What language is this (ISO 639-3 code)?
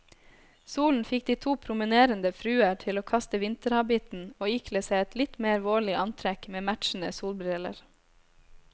nor